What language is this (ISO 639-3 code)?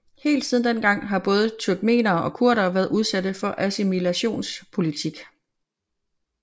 dan